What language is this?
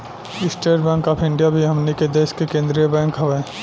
Bhojpuri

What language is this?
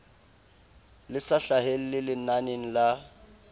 Southern Sotho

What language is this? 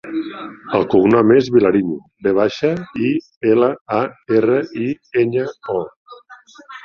Catalan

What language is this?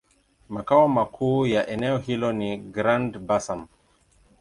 Swahili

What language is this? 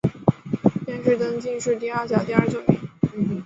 Chinese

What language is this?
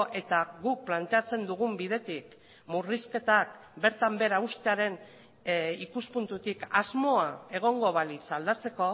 Basque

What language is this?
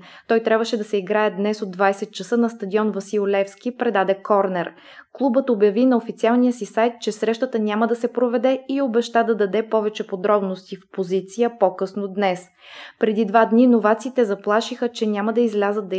Bulgarian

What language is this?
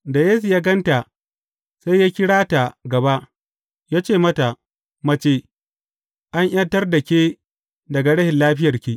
Hausa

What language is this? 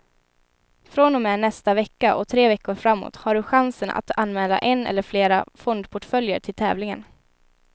Swedish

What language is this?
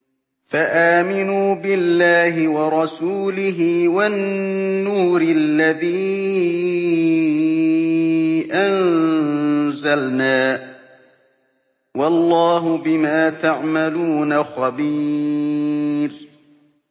Arabic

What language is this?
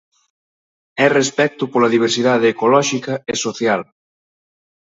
Galician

